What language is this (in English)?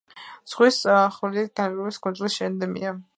Georgian